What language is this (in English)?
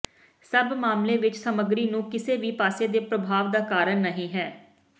Punjabi